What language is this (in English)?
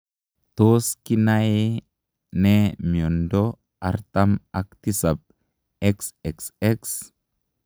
Kalenjin